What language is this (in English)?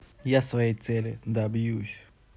Russian